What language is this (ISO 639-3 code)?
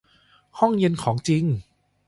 tha